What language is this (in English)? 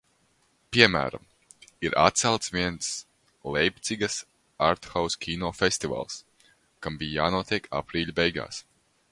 Latvian